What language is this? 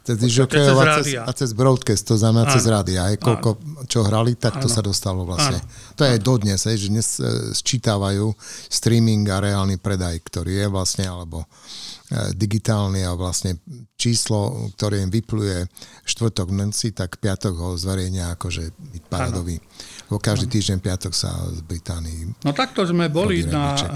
Slovak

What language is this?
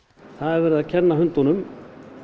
Icelandic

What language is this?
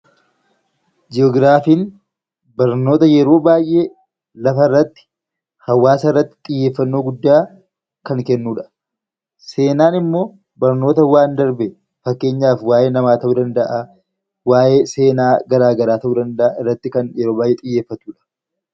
Oromo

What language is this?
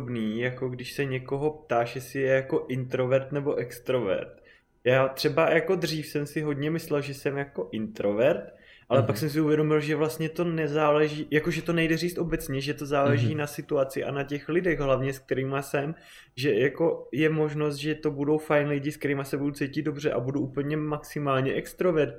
Czech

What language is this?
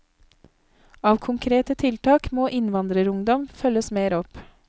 Norwegian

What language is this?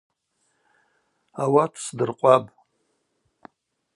Abaza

